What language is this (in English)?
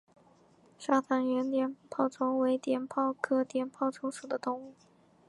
Chinese